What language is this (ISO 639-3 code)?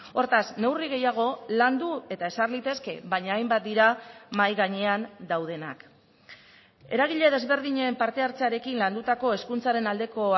eus